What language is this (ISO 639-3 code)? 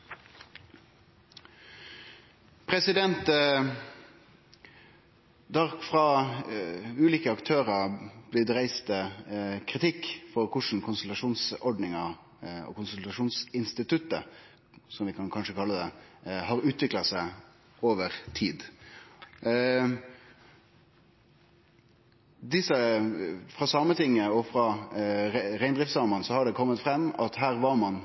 nno